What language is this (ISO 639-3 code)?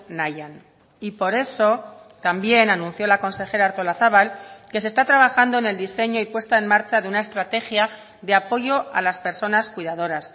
spa